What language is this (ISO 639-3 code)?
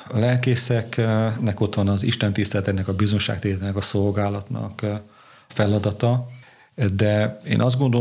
hun